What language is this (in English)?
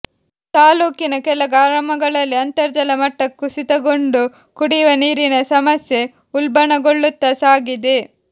Kannada